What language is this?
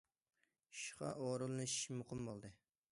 Uyghur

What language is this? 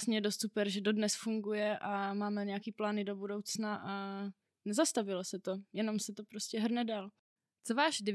Czech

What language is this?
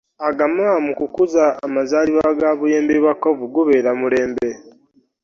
Ganda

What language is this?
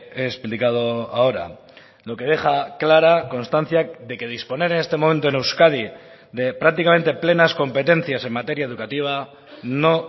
Spanish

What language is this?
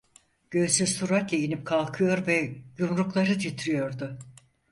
Turkish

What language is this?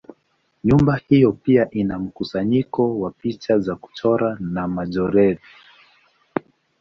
Swahili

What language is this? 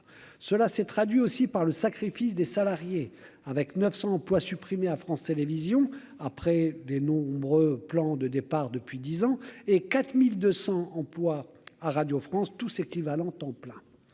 French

